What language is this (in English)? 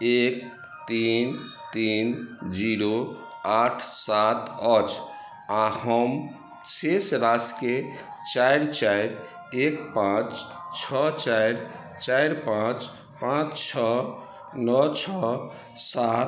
Maithili